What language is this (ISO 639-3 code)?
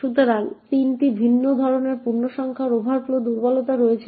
ben